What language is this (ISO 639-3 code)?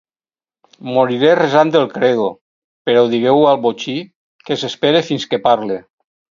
cat